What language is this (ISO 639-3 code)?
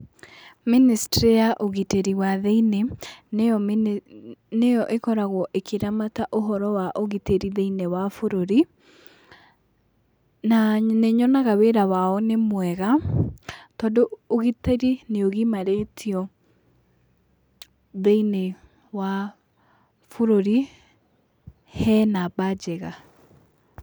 kik